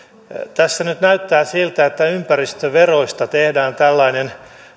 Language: Finnish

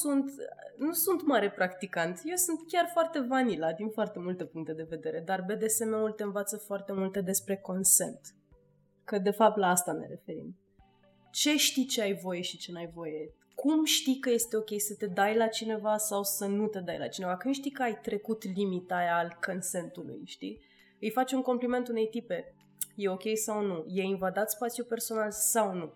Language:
Romanian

